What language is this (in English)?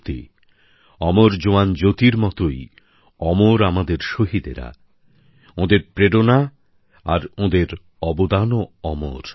Bangla